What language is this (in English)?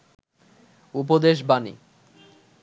Bangla